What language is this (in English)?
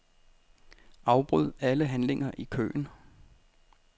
Danish